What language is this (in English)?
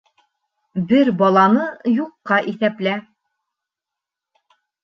Bashkir